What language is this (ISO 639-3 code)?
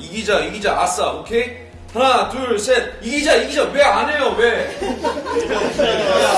kor